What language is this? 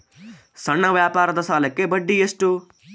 Kannada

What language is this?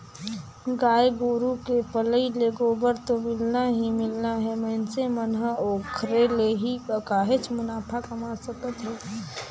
Chhattisgarhi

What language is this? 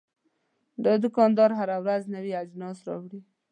Pashto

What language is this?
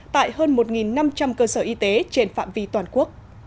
Vietnamese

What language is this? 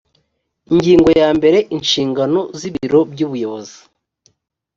Kinyarwanda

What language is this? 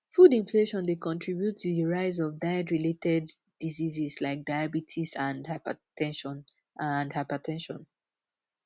Nigerian Pidgin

